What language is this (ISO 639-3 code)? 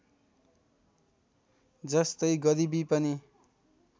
nep